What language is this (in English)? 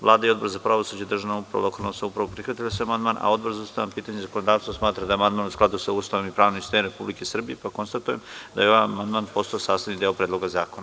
Serbian